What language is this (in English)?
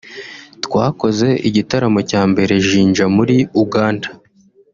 Kinyarwanda